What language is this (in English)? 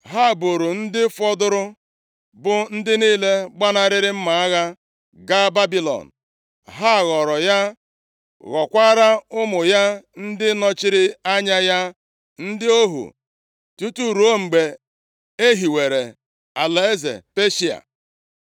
Igbo